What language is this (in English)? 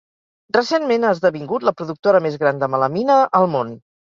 Catalan